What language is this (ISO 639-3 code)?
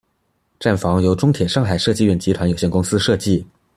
zho